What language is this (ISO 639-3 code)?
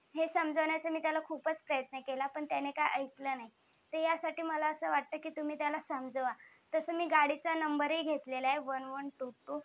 mar